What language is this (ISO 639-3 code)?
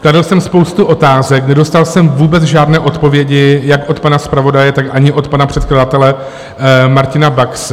ces